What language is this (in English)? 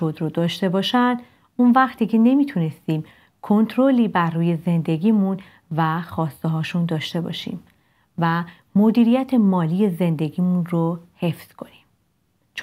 Persian